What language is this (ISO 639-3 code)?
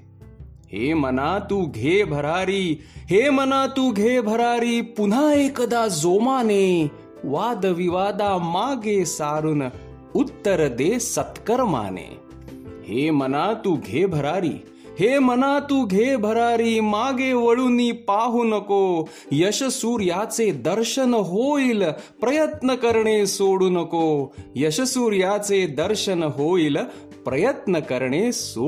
mar